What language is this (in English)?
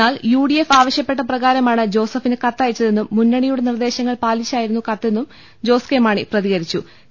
Malayalam